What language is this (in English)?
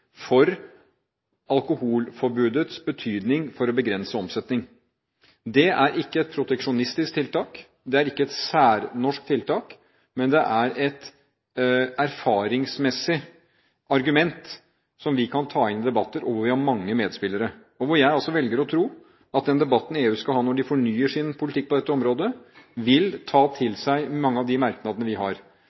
Norwegian Bokmål